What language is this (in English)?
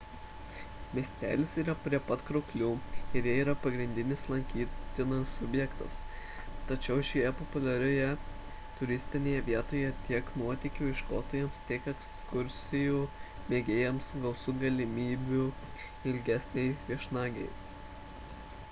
Lithuanian